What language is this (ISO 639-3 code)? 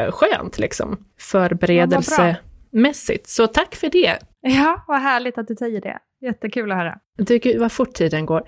swe